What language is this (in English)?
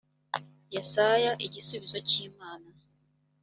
Kinyarwanda